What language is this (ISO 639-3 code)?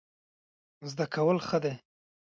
pus